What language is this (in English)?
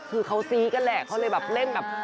Thai